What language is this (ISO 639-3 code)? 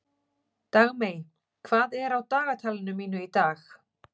isl